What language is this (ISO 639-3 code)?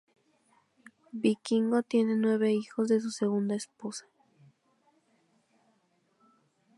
spa